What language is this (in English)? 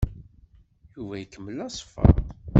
Kabyle